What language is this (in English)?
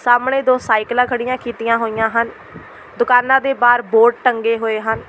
Punjabi